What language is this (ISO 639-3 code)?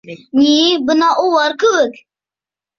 bak